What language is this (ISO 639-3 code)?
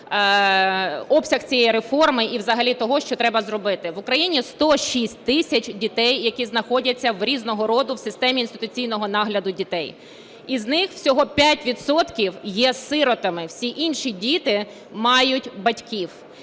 ukr